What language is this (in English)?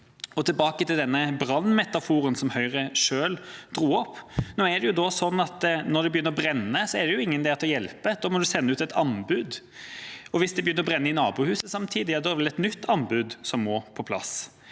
Norwegian